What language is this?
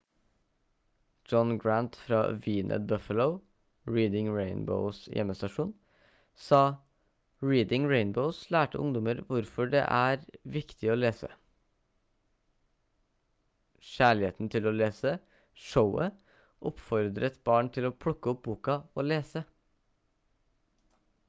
Norwegian Bokmål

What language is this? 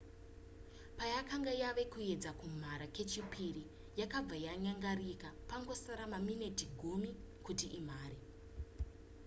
Shona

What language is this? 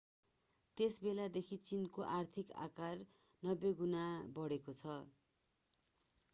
Nepali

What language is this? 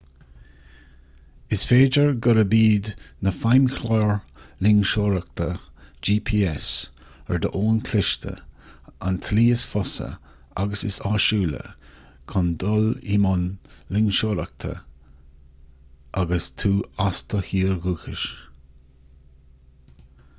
Irish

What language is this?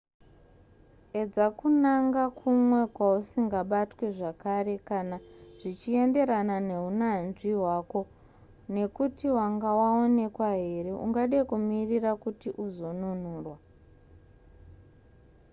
Shona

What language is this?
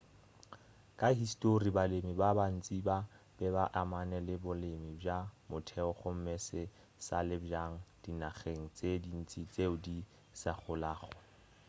Northern Sotho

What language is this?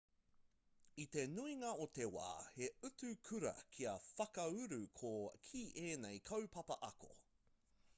Māori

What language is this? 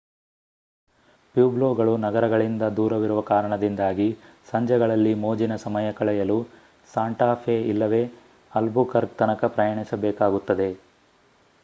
Kannada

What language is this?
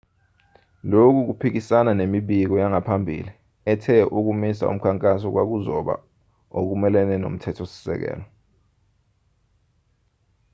Zulu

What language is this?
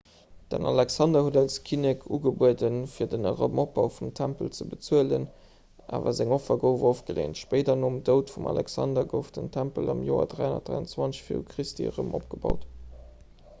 Luxembourgish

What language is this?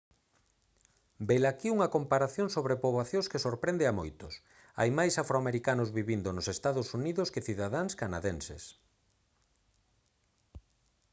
Galician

